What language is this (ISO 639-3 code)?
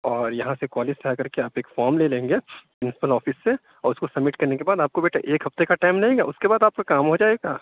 urd